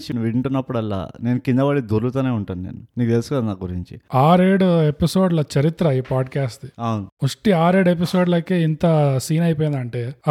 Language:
Telugu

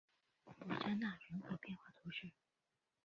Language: Chinese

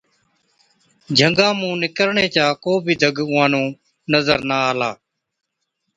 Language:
Od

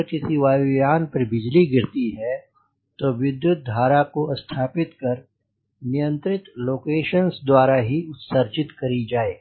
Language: Hindi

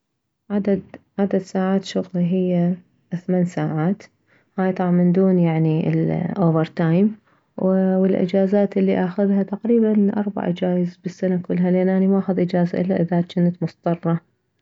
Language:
Mesopotamian Arabic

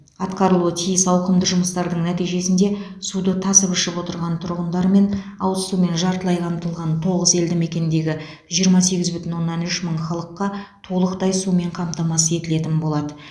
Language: Kazakh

